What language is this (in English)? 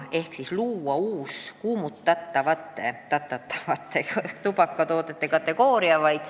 Estonian